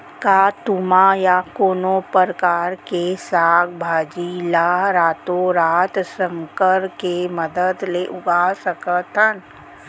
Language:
Chhattisgarhi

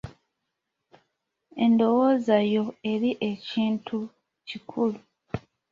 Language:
Ganda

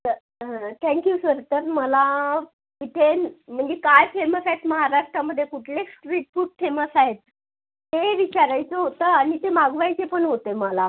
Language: Marathi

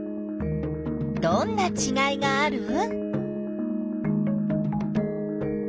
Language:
Japanese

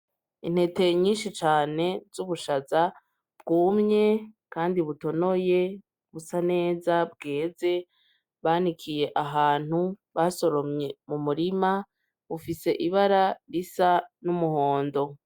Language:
Rundi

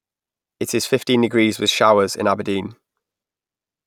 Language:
English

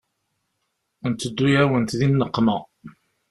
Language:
Kabyle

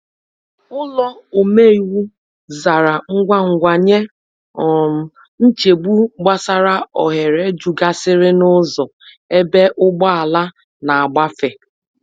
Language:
Igbo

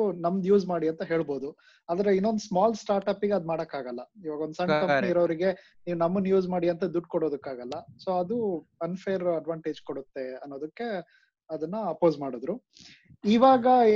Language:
Kannada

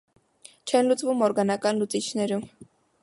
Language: Armenian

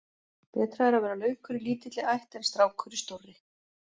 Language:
Icelandic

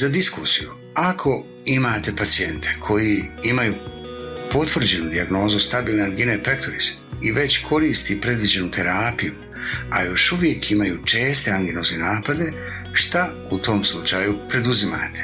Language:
Croatian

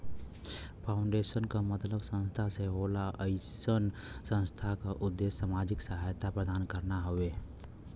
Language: Bhojpuri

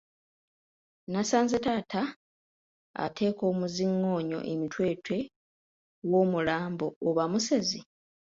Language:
Ganda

